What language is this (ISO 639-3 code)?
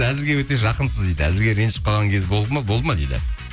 kaz